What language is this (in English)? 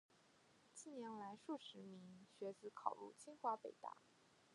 Chinese